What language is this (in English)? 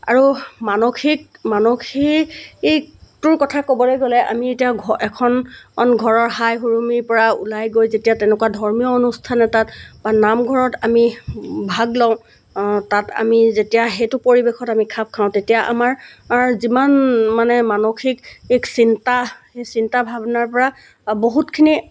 Assamese